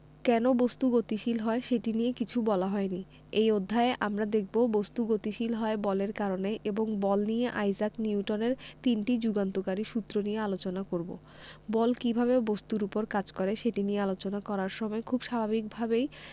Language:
Bangla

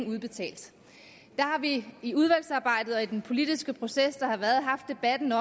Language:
Danish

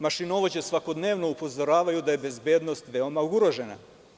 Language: Serbian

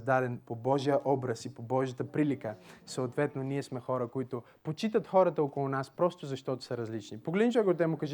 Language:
Bulgarian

